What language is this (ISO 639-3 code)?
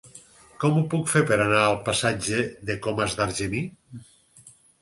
cat